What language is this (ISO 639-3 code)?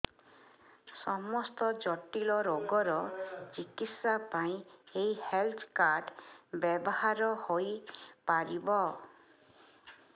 ori